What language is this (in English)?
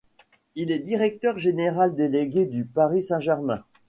French